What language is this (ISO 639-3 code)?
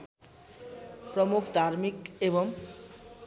nep